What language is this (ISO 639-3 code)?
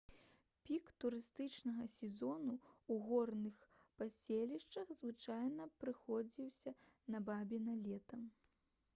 bel